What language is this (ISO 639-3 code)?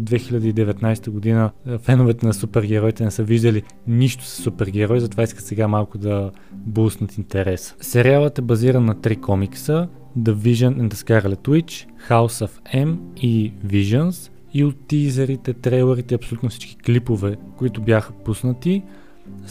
bul